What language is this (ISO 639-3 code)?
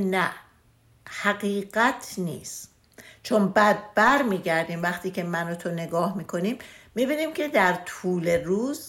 fas